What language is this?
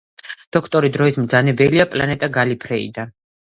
Georgian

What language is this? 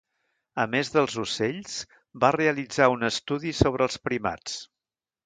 Catalan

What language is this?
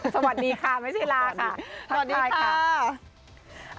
Thai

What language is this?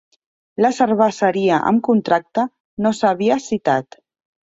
Catalan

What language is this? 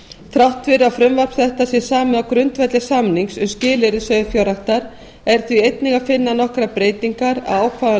Icelandic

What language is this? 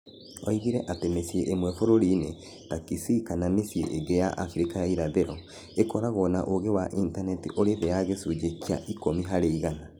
Kikuyu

